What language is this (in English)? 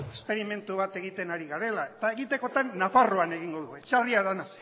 Basque